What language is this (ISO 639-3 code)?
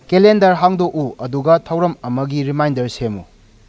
mni